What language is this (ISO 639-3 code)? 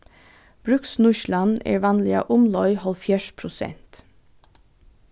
fao